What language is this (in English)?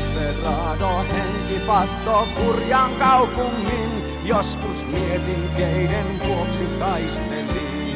Finnish